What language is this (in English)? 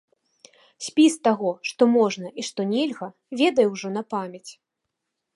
Belarusian